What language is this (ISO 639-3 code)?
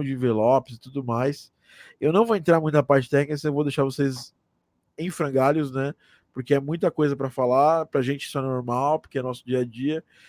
por